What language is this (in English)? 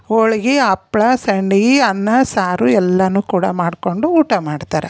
Kannada